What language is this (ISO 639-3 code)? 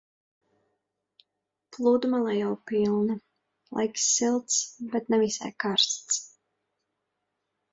lav